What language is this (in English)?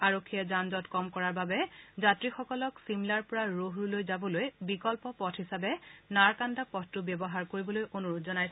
Assamese